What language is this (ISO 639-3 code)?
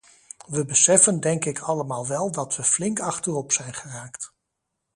nld